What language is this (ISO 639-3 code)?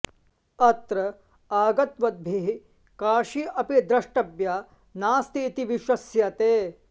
san